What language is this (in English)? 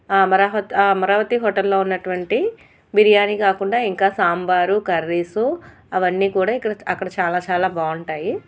Telugu